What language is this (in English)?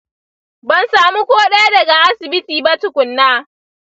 Hausa